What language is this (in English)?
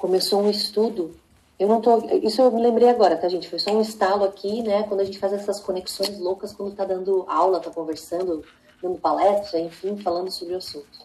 Portuguese